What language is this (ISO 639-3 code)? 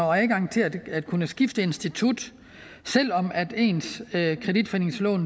dan